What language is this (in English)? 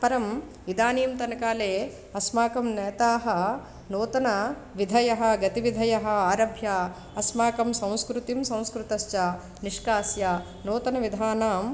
Sanskrit